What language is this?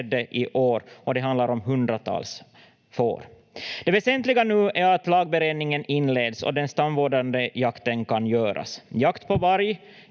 Finnish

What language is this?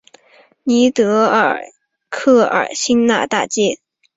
Chinese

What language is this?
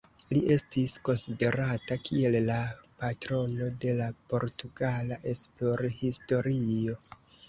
Esperanto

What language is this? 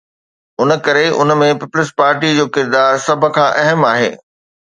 Sindhi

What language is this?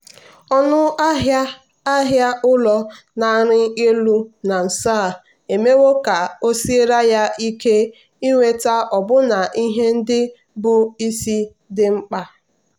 Igbo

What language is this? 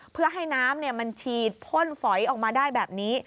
Thai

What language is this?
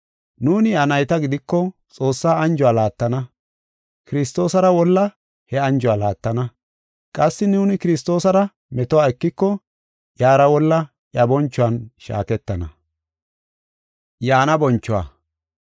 Gofa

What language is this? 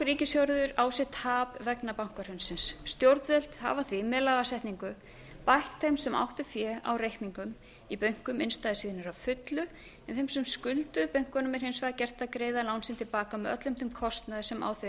Icelandic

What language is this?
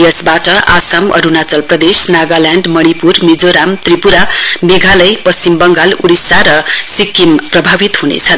Nepali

